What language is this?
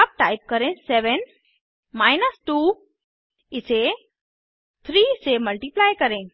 Hindi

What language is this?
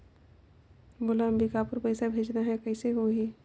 Chhattisgarhi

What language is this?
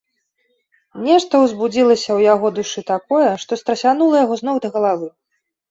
Belarusian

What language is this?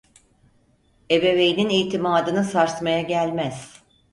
Turkish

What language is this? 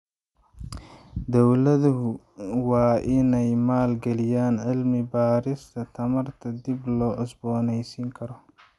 Somali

